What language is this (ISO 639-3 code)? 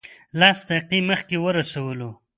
pus